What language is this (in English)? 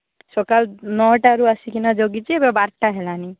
Odia